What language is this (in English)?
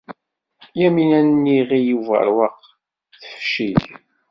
Kabyle